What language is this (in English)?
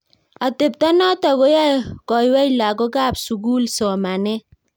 Kalenjin